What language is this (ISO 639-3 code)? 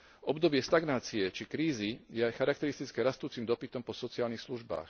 slk